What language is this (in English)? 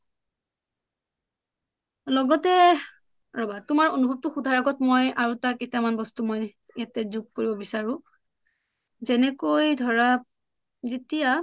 Assamese